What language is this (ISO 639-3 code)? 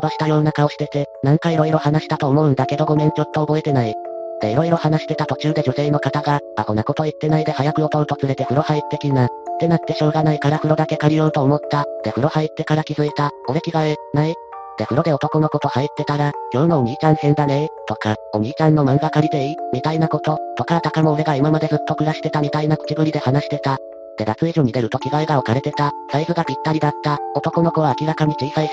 jpn